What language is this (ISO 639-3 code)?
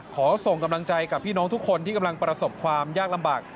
tha